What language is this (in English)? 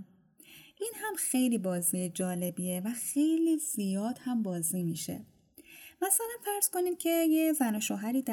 Persian